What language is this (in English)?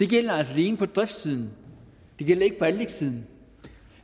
Danish